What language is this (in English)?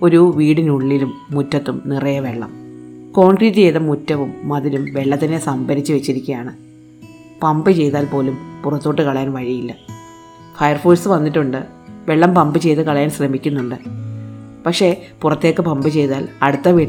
Malayalam